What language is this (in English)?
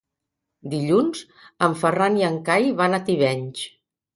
Catalan